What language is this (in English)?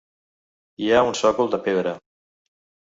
Catalan